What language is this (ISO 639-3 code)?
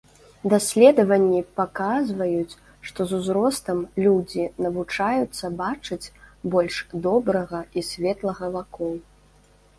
bel